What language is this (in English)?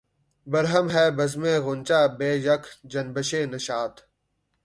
Urdu